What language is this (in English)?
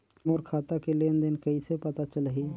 Chhattisgarhi